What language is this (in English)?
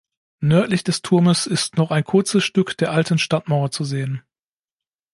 German